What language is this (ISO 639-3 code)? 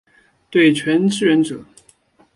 zho